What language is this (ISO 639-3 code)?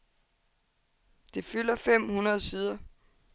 dan